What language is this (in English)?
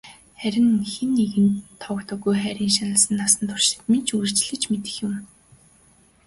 Mongolian